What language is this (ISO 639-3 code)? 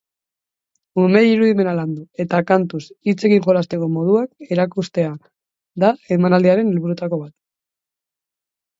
eus